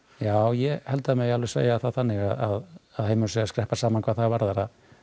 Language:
Icelandic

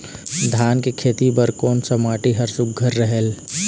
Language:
Chhattisgarhi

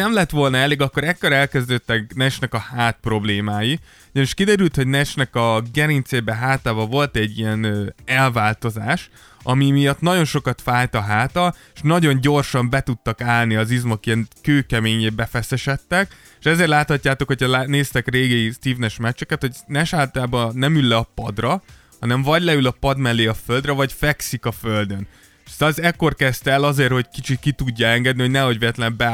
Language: Hungarian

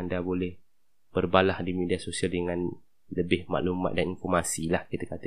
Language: Malay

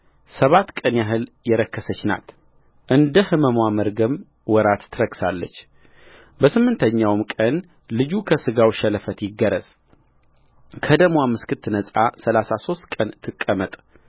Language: Amharic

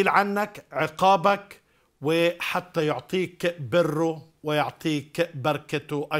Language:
Arabic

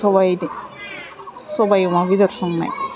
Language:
Bodo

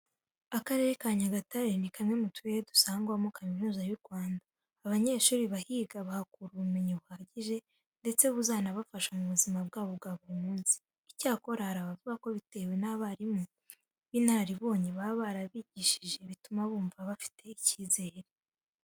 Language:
Kinyarwanda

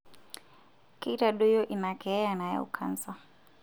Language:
Masai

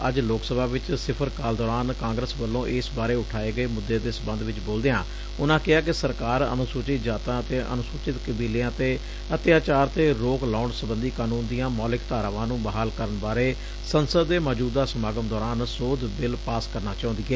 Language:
Punjabi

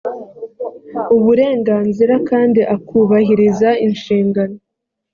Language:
Kinyarwanda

